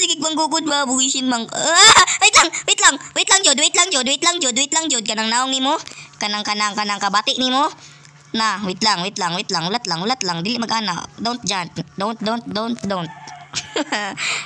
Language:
Filipino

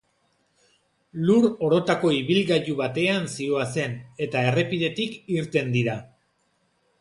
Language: Basque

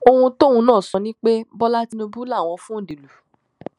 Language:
Yoruba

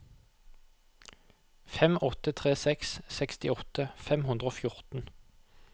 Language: Norwegian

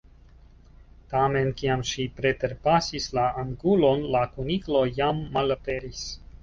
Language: Esperanto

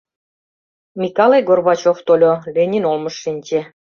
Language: Mari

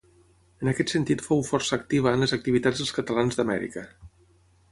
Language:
Catalan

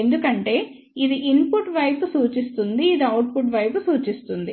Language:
Telugu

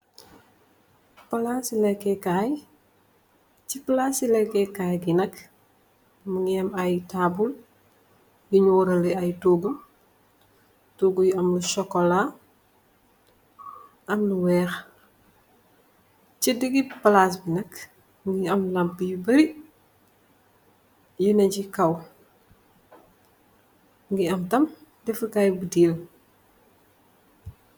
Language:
Wolof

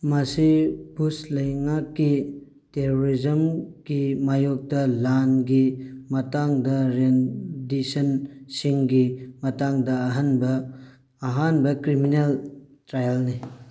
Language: Manipuri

